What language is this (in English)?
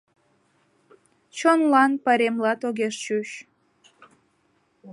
Mari